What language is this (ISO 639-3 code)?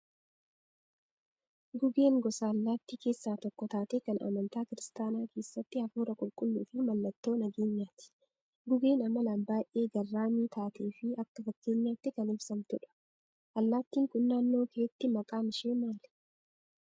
orm